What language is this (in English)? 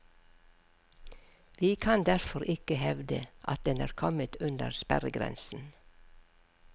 Norwegian